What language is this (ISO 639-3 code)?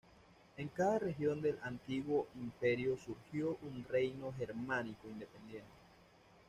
spa